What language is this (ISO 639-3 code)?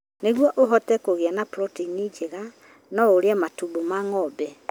kik